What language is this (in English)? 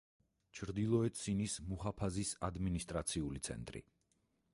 Georgian